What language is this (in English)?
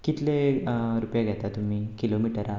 Konkani